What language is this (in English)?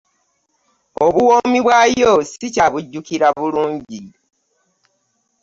Ganda